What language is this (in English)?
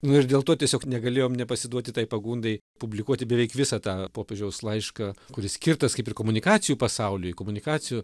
Lithuanian